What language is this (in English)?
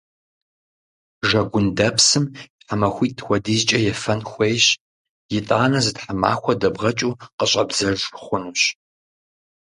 Kabardian